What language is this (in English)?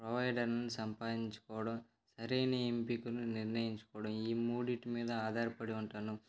Telugu